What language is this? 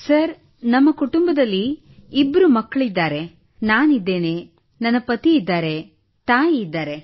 Kannada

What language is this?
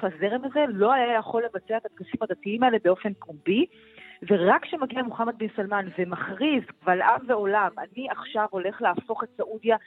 Hebrew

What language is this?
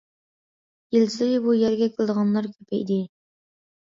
Uyghur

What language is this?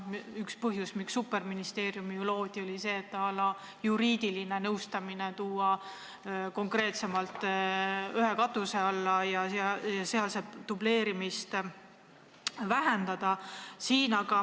Estonian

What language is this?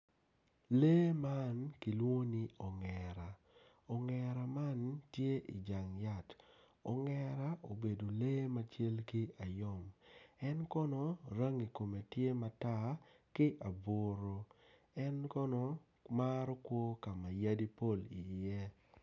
Acoli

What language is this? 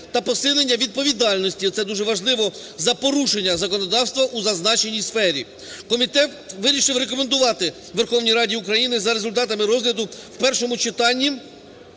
Ukrainian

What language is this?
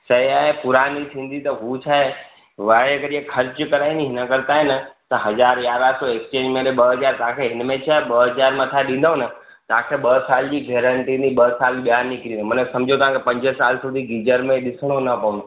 Sindhi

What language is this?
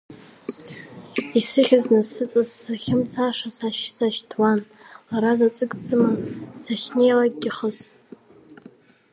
Abkhazian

